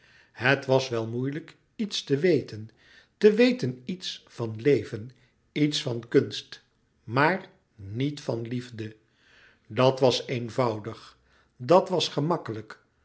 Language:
Dutch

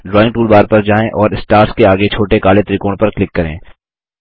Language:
Hindi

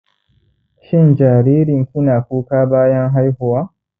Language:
Hausa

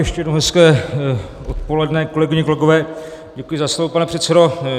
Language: Czech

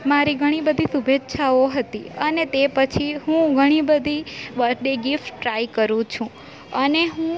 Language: Gujarati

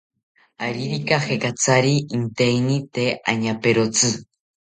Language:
South Ucayali Ashéninka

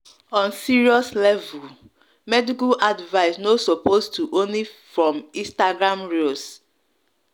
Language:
Nigerian Pidgin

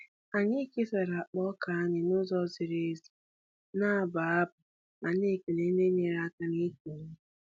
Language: Igbo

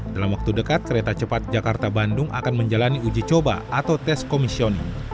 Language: Indonesian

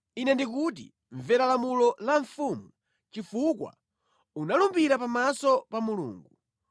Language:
Nyanja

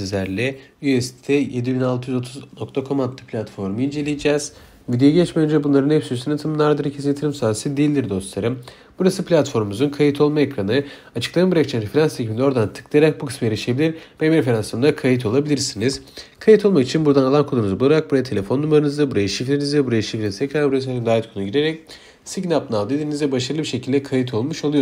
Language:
Turkish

